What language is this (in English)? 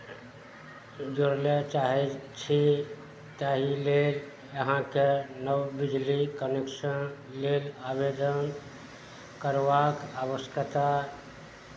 Maithili